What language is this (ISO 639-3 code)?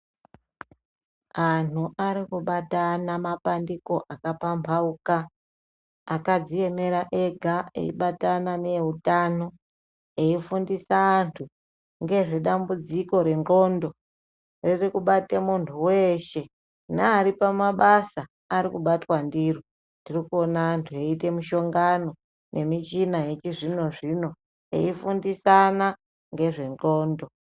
ndc